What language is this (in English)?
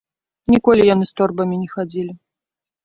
Belarusian